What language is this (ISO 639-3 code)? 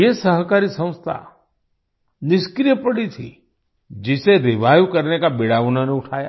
hin